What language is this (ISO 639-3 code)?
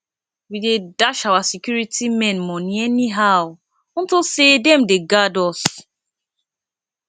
pcm